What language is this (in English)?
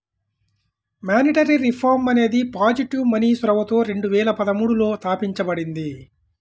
Telugu